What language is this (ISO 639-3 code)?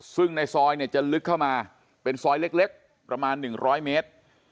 tha